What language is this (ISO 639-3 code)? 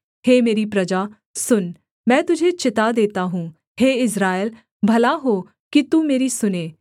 hin